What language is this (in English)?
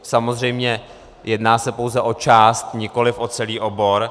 Czech